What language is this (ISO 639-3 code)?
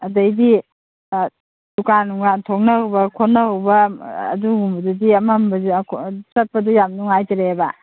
mni